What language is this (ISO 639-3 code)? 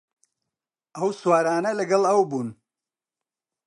ckb